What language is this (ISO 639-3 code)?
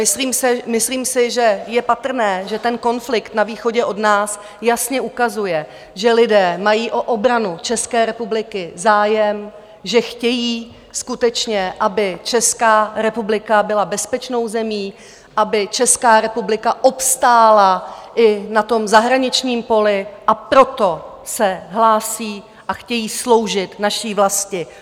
ces